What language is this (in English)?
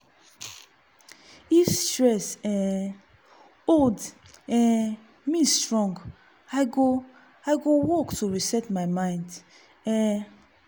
Nigerian Pidgin